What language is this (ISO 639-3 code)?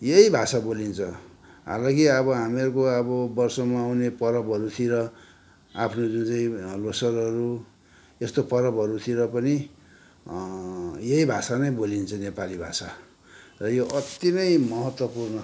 nep